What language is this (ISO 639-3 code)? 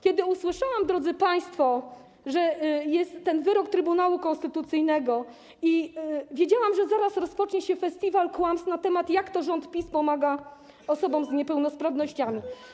pol